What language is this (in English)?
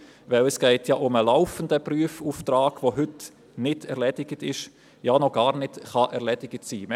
Swiss German